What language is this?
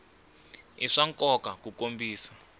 Tsonga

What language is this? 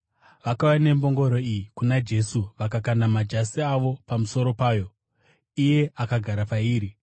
Shona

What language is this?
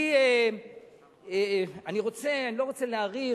Hebrew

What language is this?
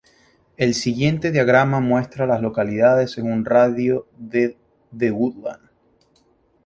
Spanish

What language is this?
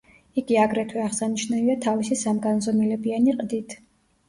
Georgian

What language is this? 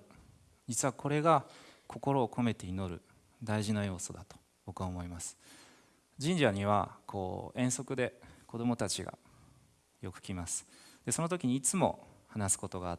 Japanese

